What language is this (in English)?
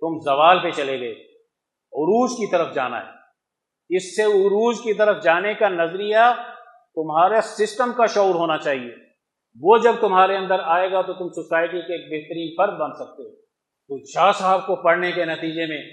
Urdu